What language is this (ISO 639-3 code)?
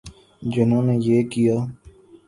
urd